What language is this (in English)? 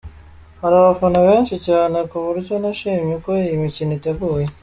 Kinyarwanda